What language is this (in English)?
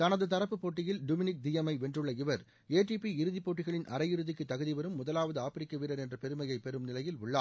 Tamil